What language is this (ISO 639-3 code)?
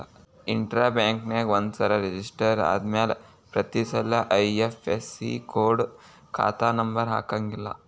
kan